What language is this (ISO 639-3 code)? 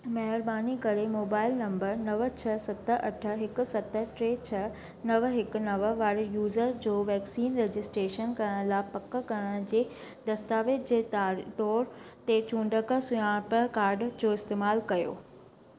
snd